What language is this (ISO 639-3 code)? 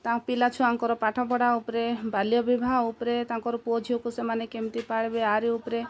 ori